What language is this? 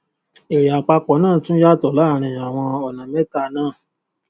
Yoruba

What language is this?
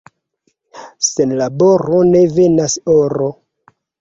Esperanto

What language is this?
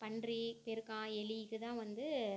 Tamil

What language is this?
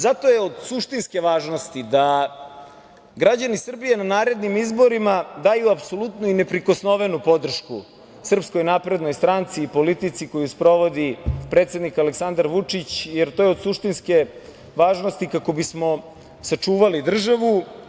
Serbian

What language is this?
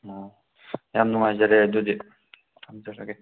Manipuri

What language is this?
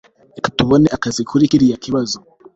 Kinyarwanda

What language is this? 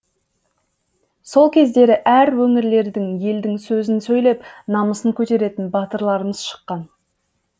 Kazakh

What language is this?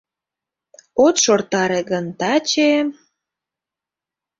Mari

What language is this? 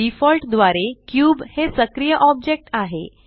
Marathi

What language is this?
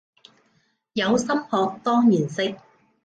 Cantonese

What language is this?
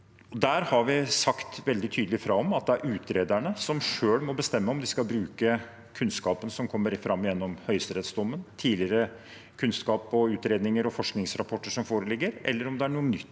Norwegian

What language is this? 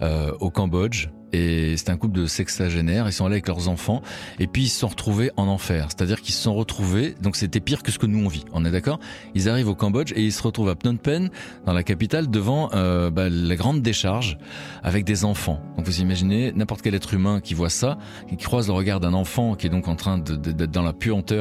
French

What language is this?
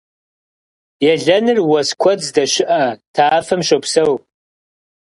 Kabardian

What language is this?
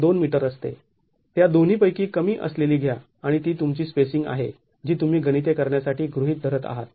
Marathi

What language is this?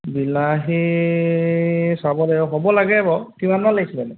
Assamese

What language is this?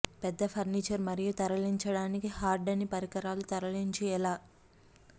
Telugu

